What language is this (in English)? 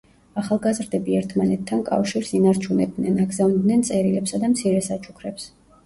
Georgian